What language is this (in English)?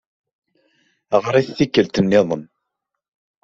Kabyle